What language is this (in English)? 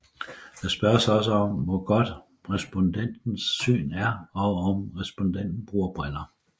Danish